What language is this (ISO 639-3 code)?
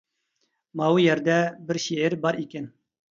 uig